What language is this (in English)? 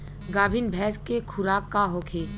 Bhojpuri